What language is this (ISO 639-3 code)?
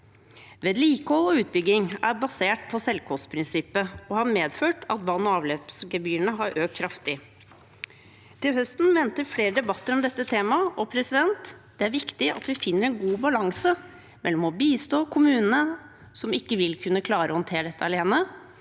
nor